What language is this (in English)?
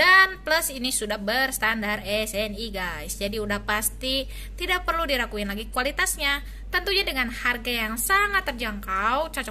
Indonesian